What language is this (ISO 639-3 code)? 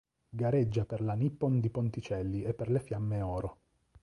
ita